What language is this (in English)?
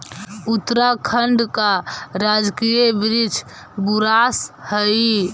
Magahi